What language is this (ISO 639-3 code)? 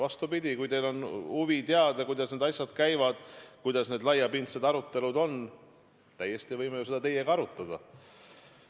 est